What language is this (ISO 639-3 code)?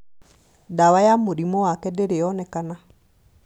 kik